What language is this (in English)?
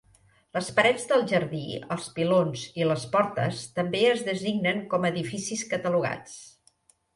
Catalan